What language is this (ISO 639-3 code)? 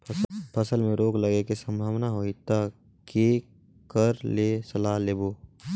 hne